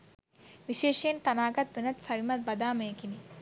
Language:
Sinhala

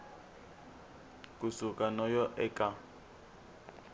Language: Tsonga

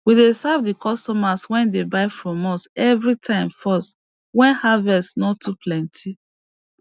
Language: Nigerian Pidgin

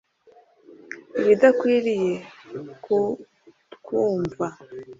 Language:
Kinyarwanda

